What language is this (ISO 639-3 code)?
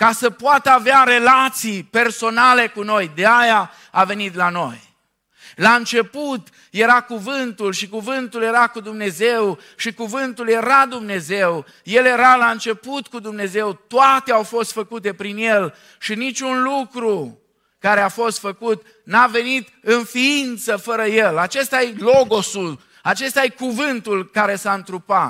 ron